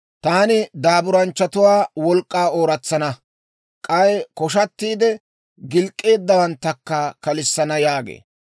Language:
Dawro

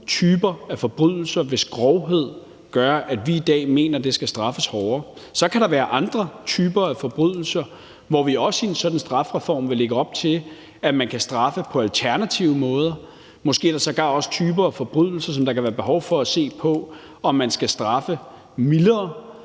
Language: Danish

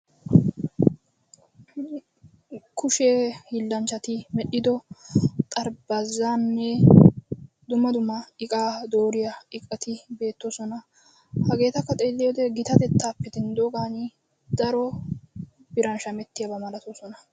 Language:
Wolaytta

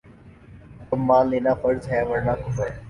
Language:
Urdu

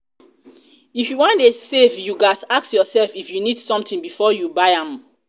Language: Nigerian Pidgin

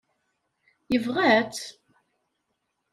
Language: Kabyle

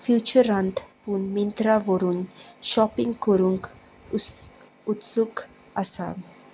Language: Konkani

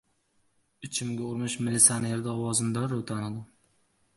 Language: Uzbek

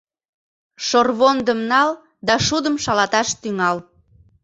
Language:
Mari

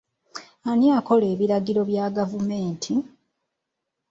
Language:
Ganda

